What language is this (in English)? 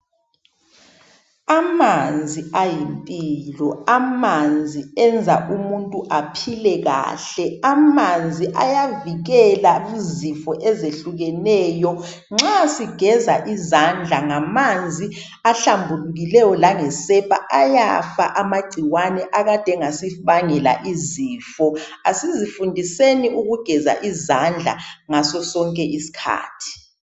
North Ndebele